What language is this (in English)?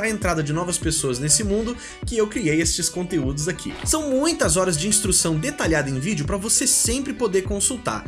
Portuguese